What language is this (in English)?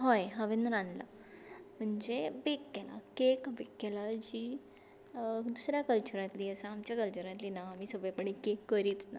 Konkani